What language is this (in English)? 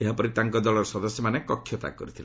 Odia